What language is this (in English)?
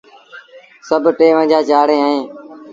Sindhi Bhil